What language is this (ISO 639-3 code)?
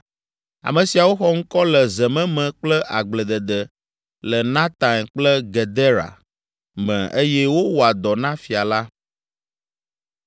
ewe